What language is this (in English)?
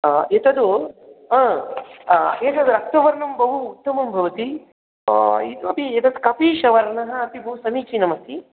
Sanskrit